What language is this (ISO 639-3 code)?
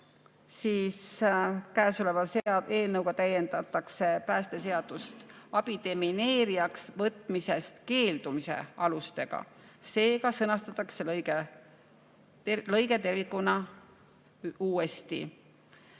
est